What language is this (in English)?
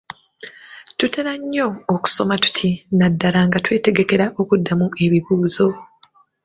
Ganda